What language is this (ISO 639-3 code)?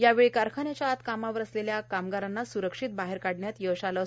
mar